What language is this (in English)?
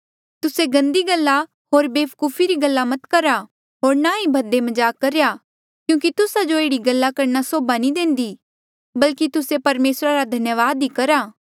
Mandeali